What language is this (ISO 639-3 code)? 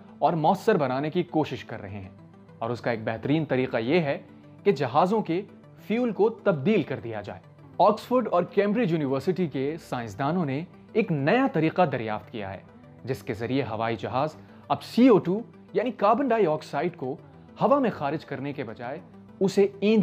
urd